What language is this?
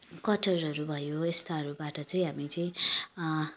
Nepali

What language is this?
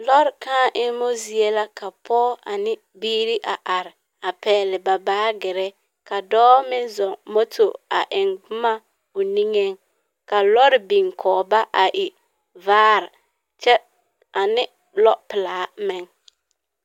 Southern Dagaare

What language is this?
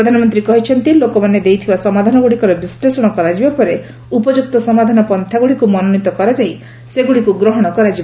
Odia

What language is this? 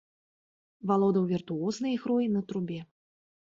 Belarusian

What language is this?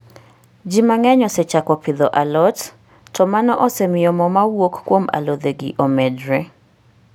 Luo (Kenya and Tanzania)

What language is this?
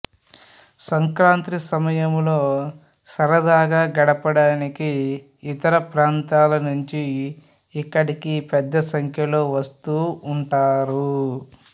Telugu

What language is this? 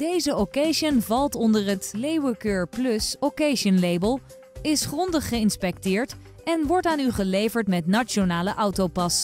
Dutch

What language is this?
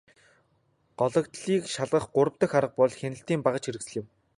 Mongolian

